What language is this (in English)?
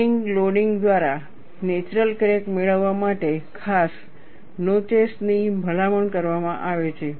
Gujarati